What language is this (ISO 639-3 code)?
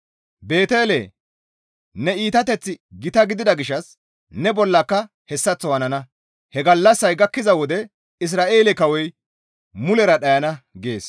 gmv